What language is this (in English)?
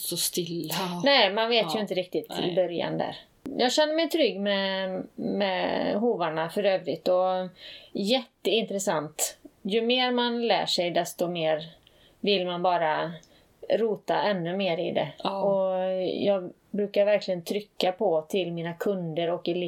Swedish